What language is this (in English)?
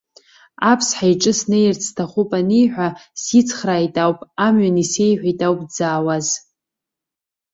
Abkhazian